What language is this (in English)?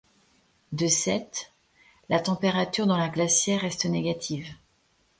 French